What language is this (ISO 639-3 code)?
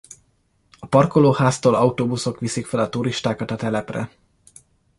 hun